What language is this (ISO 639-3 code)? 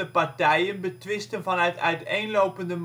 nld